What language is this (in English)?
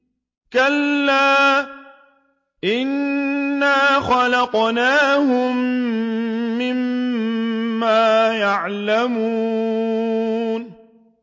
Arabic